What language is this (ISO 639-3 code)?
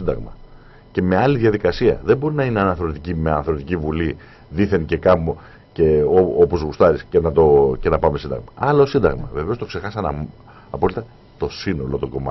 ell